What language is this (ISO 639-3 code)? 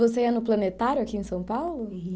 por